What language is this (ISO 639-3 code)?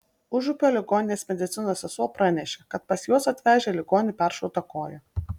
lit